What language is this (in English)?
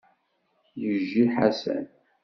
Kabyle